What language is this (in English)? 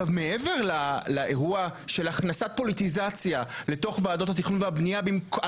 Hebrew